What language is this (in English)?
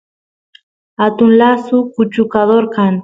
Santiago del Estero Quichua